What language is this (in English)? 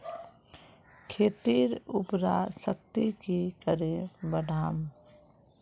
Magahi